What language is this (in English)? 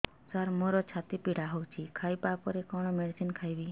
Odia